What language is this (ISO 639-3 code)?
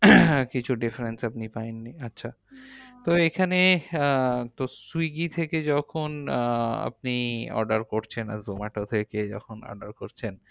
ben